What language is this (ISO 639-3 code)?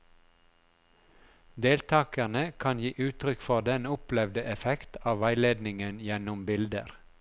nor